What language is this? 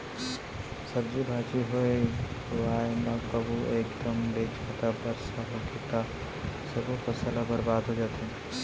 Chhattisgarhi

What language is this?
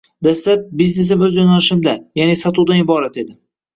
Uzbek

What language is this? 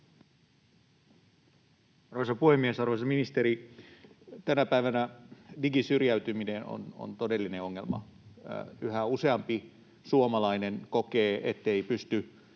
Finnish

